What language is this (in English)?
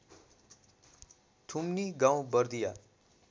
Nepali